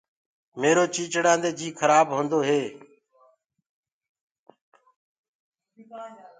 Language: Gurgula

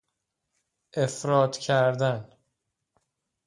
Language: Persian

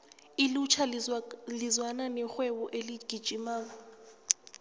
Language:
South Ndebele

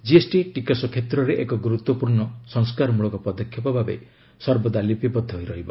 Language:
Odia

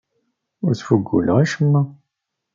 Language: Kabyle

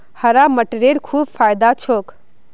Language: Magahi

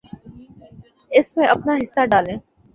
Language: Urdu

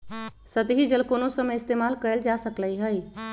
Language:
Magahi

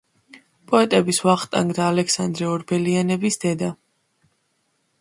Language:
Georgian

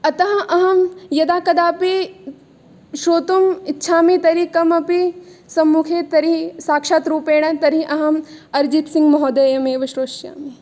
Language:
Sanskrit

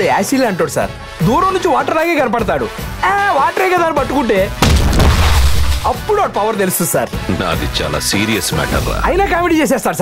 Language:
Romanian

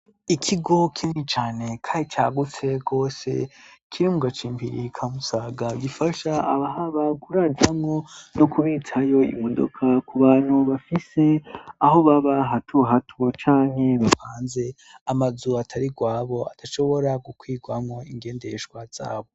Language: Rundi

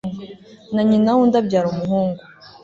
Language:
Kinyarwanda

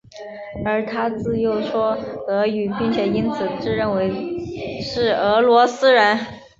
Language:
Chinese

